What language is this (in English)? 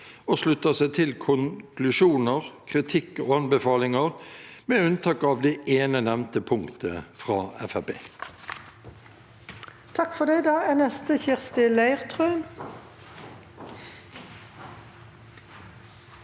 Norwegian